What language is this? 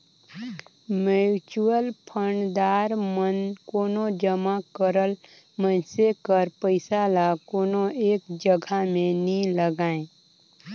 Chhattisgarhi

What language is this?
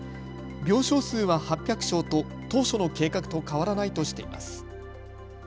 Japanese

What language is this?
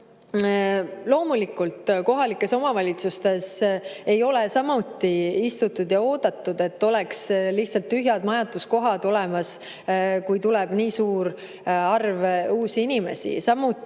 Estonian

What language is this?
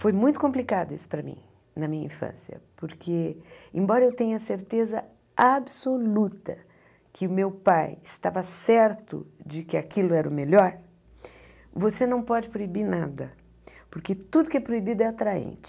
Portuguese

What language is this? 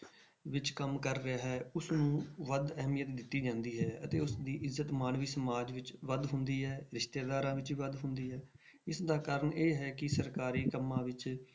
Punjabi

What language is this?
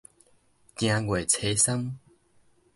Min Nan Chinese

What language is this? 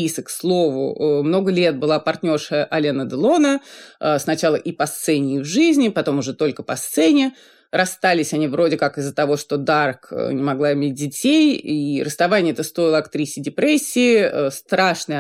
Russian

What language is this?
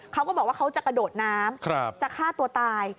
Thai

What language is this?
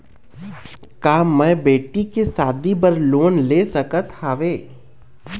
Chhattisgarhi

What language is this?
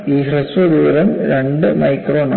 Malayalam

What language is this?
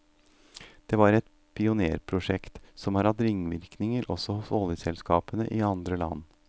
Norwegian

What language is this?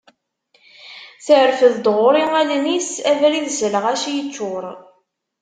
Kabyle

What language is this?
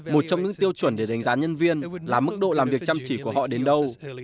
Vietnamese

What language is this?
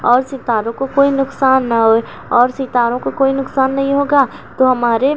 Urdu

